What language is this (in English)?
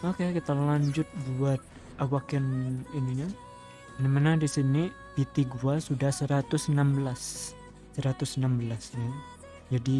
Indonesian